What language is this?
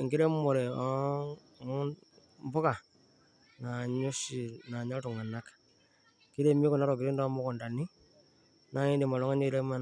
Masai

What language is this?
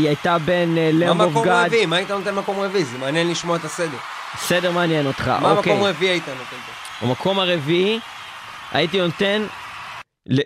Hebrew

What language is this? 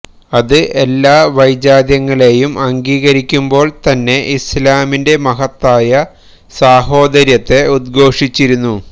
Malayalam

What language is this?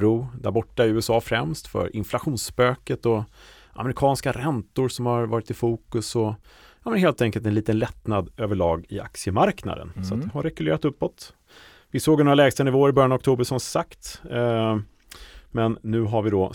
Swedish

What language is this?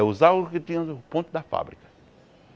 Portuguese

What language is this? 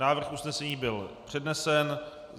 Czech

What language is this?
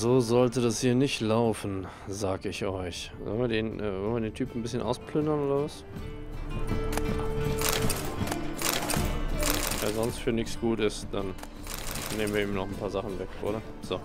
German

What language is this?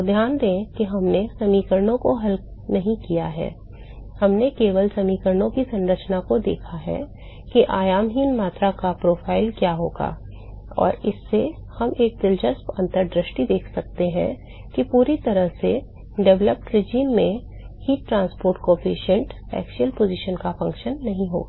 Hindi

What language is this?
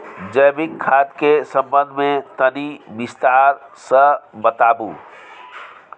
Maithili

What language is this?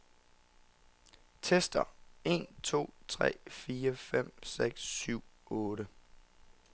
Danish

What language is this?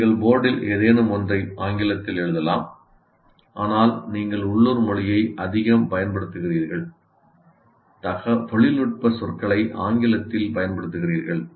Tamil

